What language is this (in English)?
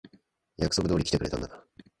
Japanese